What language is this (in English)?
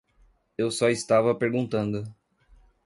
Portuguese